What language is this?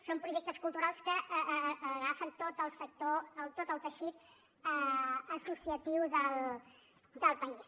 Catalan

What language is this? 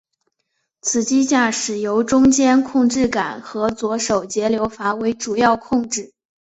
Chinese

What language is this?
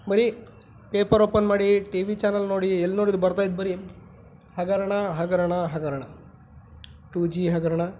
Kannada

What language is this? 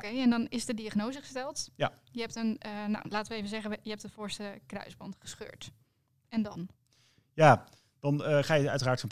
Dutch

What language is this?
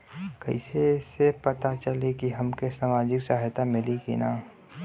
Bhojpuri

